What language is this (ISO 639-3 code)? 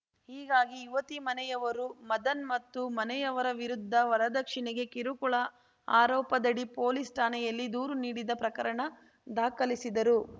kan